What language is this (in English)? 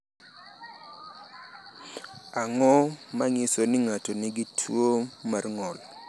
Luo (Kenya and Tanzania)